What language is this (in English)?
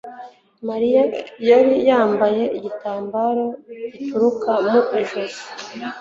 Kinyarwanda